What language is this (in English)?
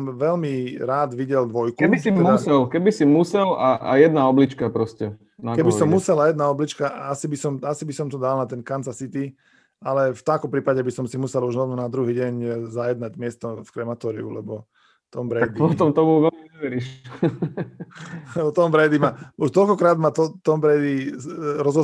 Slovak